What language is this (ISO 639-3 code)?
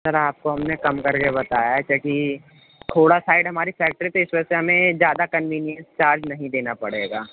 urd